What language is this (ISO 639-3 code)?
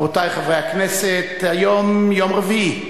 heb